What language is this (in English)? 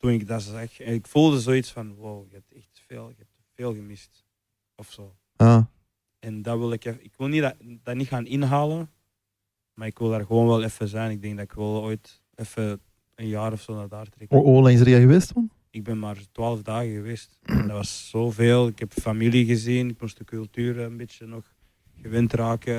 Dutch